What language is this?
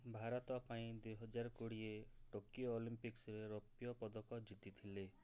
Odia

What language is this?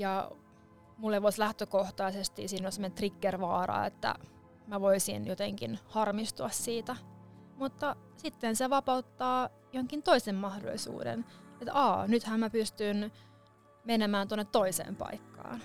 Finnish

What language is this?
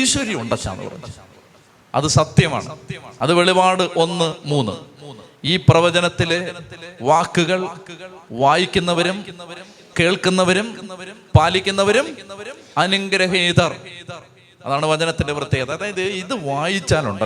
Malayalam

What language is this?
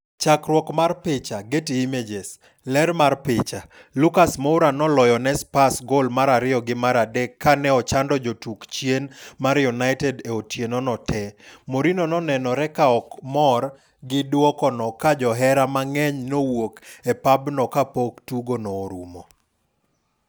Luo (Kenya and Tanzania)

